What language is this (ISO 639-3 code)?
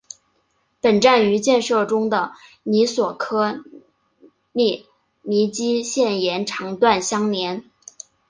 zho